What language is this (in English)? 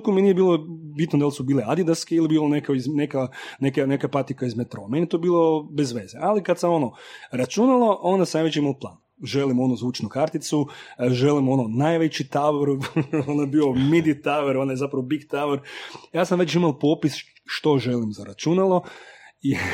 Croatian